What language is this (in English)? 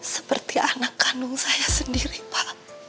Indonesian